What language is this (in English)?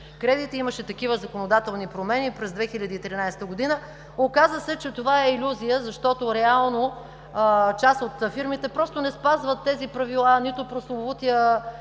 Bulgarian